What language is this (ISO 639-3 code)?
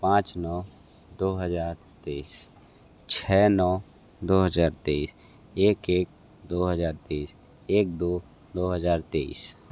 hin